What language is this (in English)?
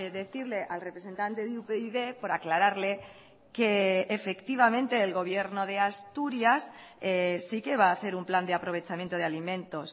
Spanish